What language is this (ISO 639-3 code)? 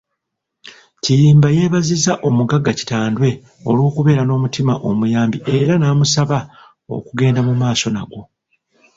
lug